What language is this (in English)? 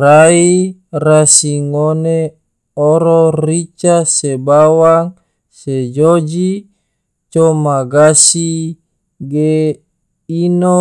Tidore